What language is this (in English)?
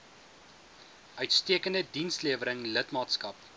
Afrikaans